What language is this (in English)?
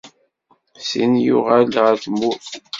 Kabyle